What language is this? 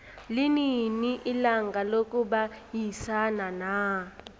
South Ndebele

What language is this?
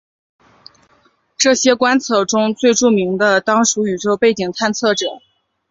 Chinese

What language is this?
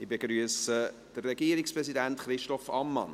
Swiss German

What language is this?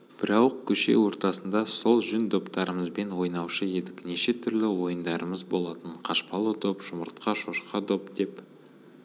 Kazakh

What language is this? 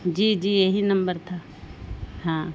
Urdu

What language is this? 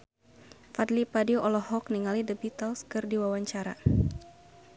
Sundanese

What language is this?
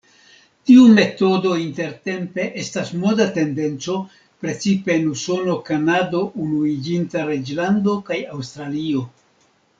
Esperanto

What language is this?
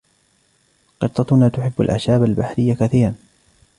Arabic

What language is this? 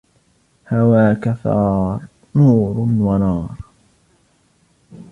Arabic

